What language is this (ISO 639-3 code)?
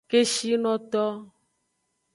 ajg